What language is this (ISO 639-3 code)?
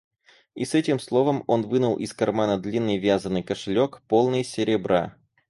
rus